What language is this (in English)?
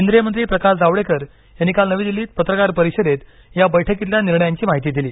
Marathi